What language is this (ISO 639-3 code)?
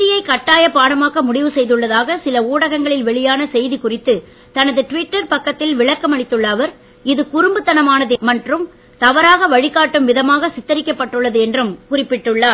tam